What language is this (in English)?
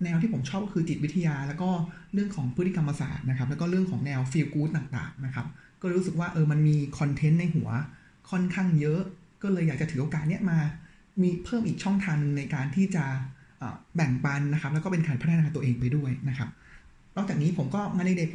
Thai